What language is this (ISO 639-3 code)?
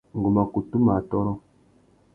bag